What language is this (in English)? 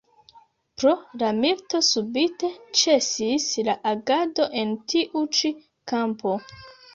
Esperanto